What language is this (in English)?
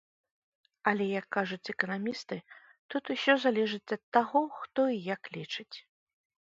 Belarusian